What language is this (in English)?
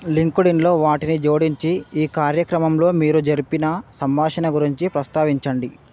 Telugu